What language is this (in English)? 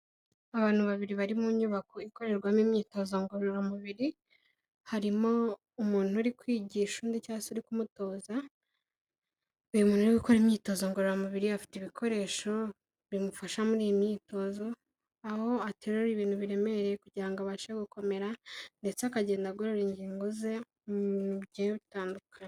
Kinyarwanda